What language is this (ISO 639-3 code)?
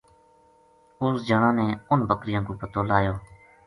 gju